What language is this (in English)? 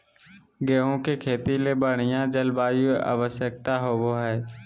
Magahi